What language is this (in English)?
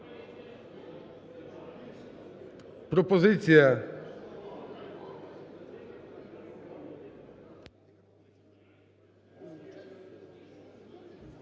Ukrainian